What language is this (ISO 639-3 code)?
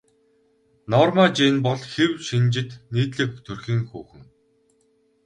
mon